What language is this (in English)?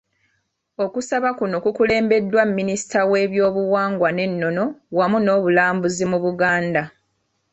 Ganda